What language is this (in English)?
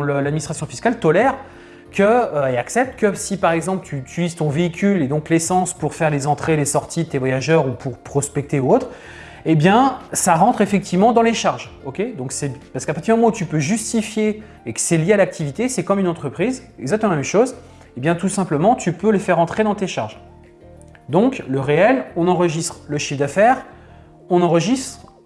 French